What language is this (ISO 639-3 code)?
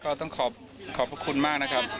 tha